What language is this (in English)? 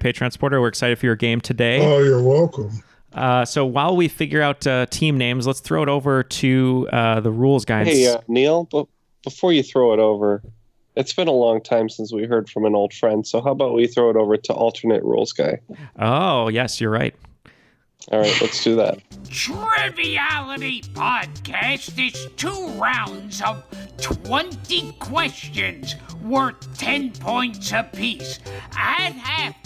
English